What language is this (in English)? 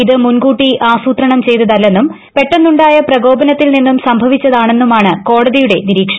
Malayalam